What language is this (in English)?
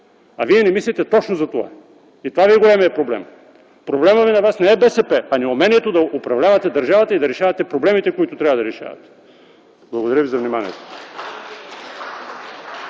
Bulgarian